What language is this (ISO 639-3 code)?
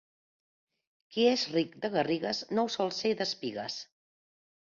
cat